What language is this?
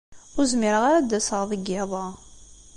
Kabyle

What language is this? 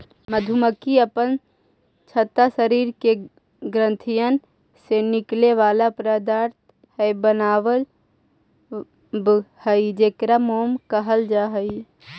Magahi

